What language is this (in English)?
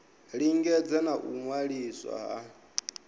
Venda